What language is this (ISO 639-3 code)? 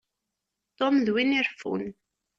kab